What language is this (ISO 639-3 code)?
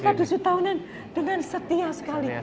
ind